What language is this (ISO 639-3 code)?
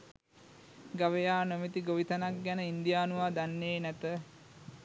sin